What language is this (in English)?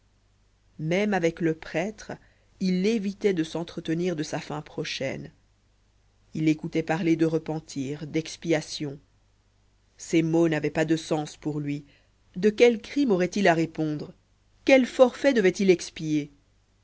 French